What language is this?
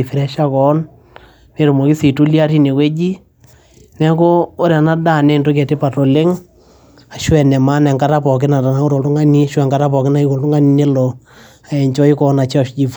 Masai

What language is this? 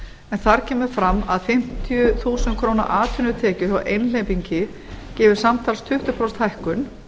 Icelandic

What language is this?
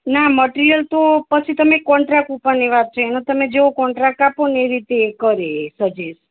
Gujarati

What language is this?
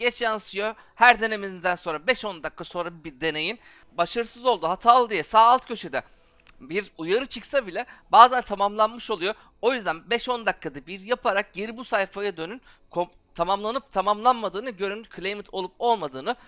Turkish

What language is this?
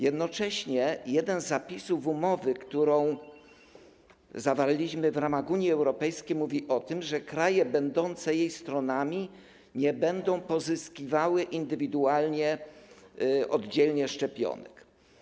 Polish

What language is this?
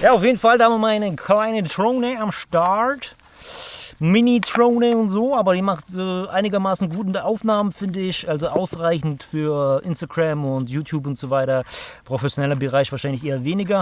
German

